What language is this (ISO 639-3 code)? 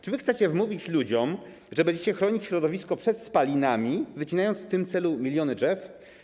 pol